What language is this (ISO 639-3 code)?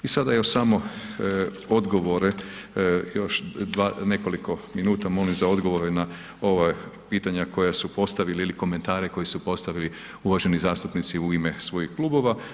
hrv